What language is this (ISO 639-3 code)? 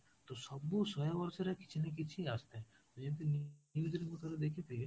ori